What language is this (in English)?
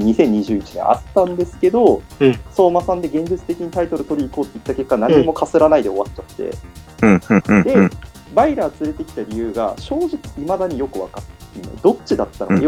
Japanese